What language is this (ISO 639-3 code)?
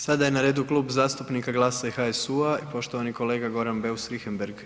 hrv